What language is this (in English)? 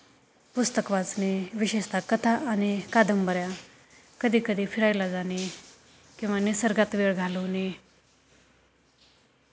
Marathi